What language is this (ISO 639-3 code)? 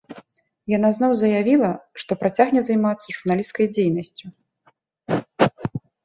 bel